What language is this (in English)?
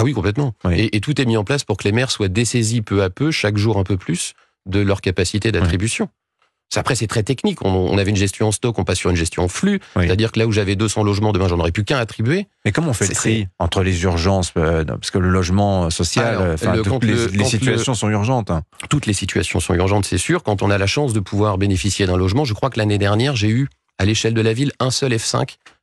French